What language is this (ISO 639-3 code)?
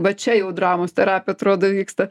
lit